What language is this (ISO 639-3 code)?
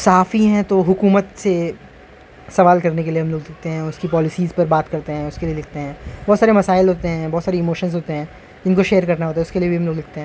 urd